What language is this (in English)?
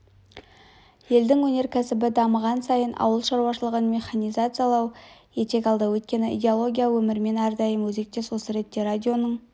Kazakh